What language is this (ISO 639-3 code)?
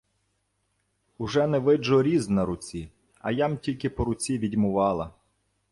ukr